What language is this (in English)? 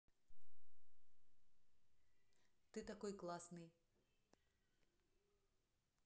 Russian